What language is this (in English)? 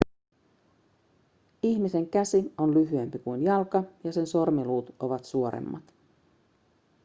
Finnish